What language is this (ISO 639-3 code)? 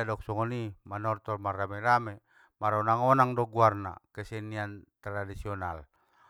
btm